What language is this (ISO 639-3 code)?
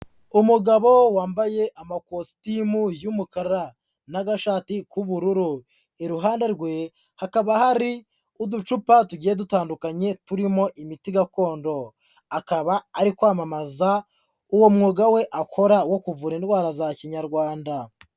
kin